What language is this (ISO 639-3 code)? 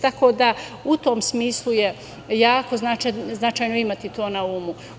srp